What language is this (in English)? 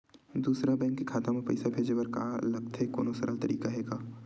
Chhattisgarhi